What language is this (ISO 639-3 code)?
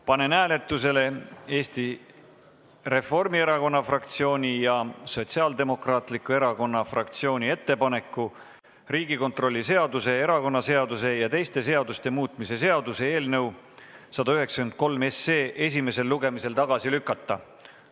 est